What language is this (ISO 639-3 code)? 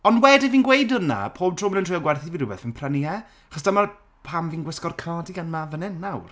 cym